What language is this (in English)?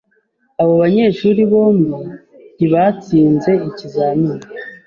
Kinyarwanda